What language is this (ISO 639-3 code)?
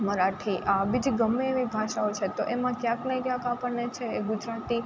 guj